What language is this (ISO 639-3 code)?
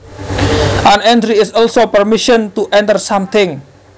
jav